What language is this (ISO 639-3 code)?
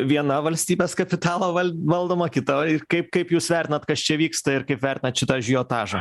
lit